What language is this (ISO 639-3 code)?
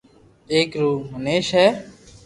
lrk